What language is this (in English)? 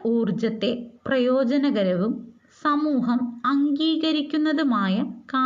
Malayalam